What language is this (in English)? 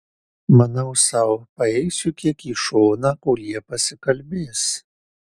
Lithuanian